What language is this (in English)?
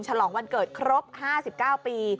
Thai